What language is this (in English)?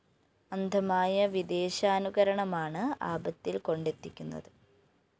Malayalam